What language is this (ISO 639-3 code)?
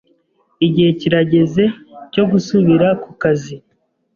kin